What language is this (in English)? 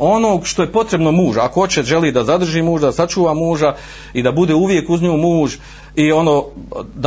Croatian